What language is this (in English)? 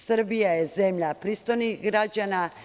Serbian